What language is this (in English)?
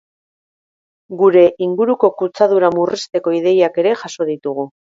Basque